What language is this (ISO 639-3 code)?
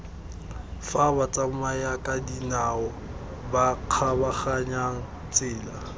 tsn